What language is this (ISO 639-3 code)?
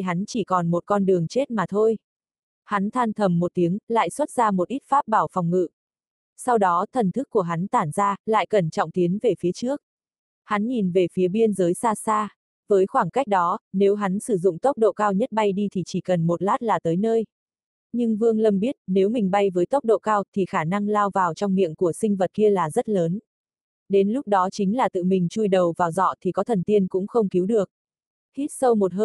vie